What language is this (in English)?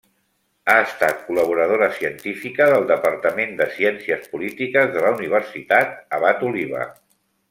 Catalan